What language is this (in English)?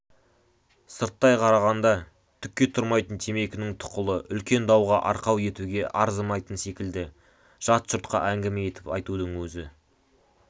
Kazakh